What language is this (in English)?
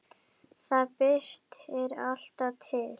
Icelandic